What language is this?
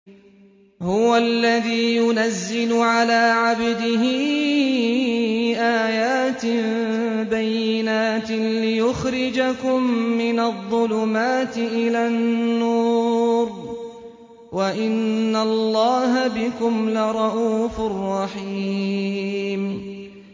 Arabic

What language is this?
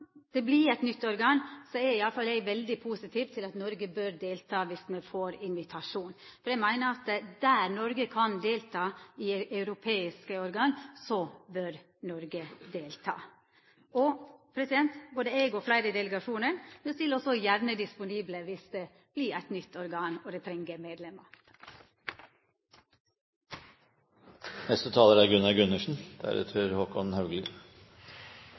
Norwegian Nynorsk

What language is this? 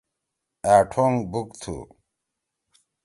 Torwali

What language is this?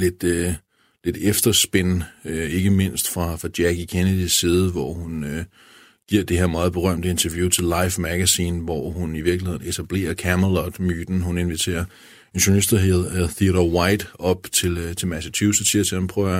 Danish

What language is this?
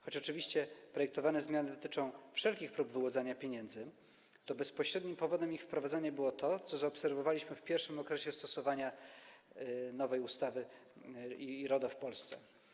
Polish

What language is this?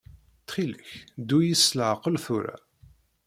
Kabyle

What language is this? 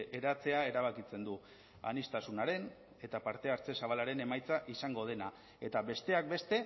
Basque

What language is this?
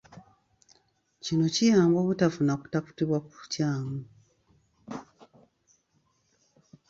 Ganda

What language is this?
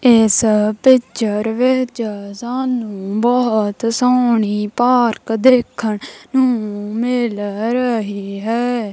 Punjabi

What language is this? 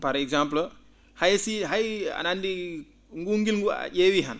Fula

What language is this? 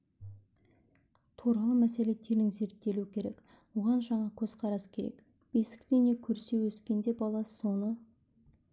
Kazakh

